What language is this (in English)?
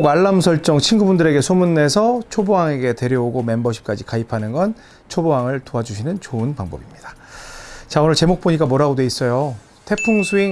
Korean